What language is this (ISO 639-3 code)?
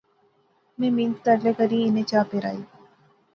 phr